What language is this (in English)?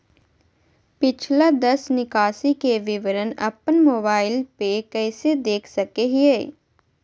Magahi